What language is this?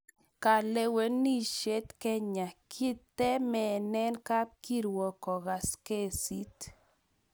Kalenjin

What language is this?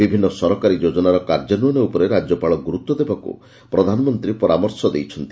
Odia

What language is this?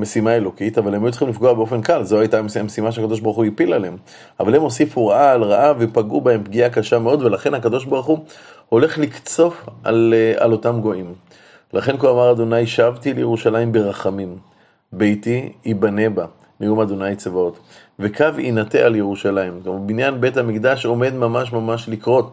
Hebrew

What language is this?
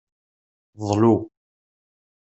Kabyle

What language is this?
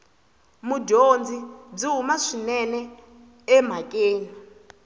Tsonga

